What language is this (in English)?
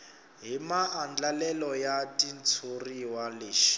Tsonga